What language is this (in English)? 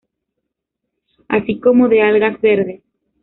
Spanish